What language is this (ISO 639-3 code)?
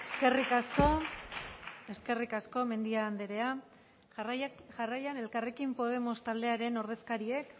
eus